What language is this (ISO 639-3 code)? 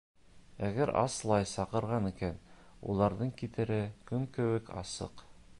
bak